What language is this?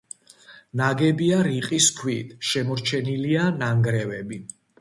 Georgian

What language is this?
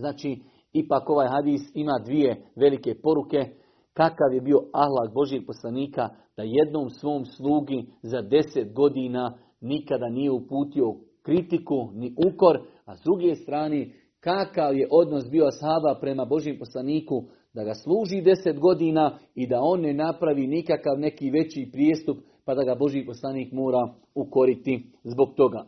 Croatian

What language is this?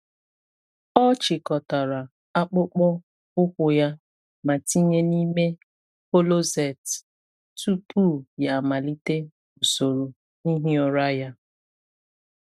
Igbo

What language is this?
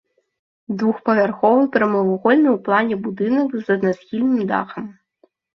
Belarusian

